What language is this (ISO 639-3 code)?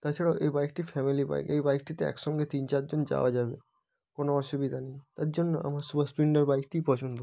ben